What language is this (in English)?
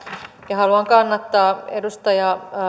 Finnish